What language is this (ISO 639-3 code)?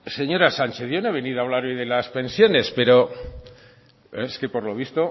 spa